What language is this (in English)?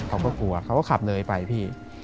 Thai